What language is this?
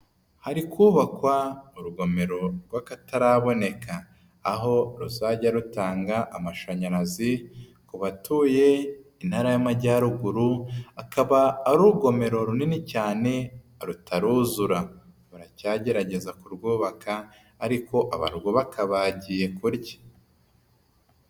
Kinyarwanda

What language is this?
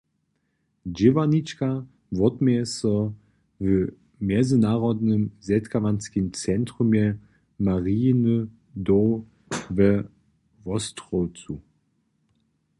Upper Sorbian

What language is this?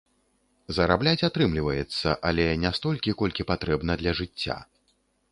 Belarusian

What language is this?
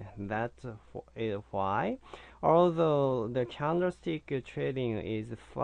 English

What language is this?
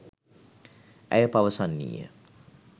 Sinhala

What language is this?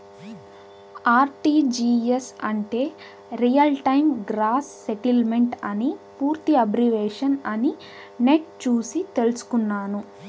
Telugu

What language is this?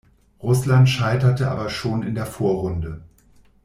German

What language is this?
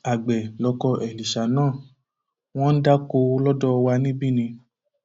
Yoruba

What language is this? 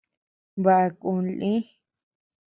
Tepeuxila Cuicatec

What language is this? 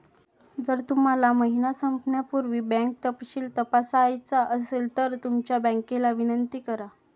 Marathi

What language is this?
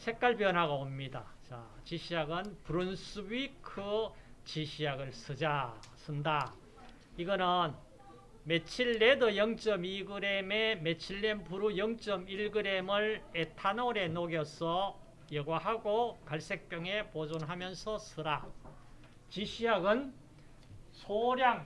Korean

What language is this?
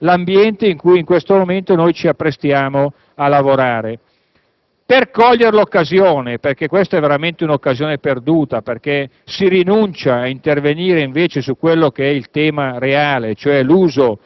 Italian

